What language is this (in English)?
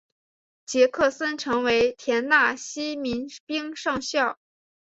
Chinese